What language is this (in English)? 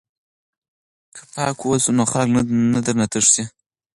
Pashto